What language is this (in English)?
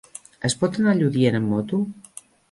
Catalan